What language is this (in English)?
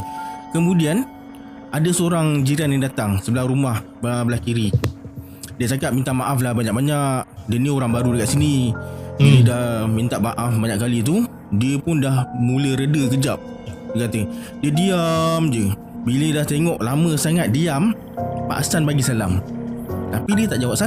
Malay